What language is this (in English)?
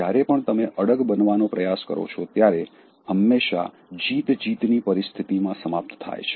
Gujarati